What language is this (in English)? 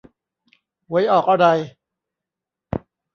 Thai